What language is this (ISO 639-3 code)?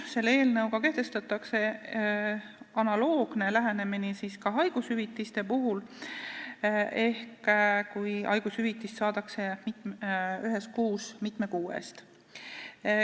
est